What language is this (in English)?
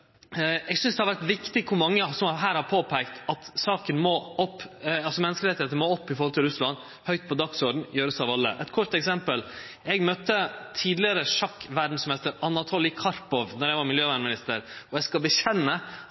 Norwegian Nynorsk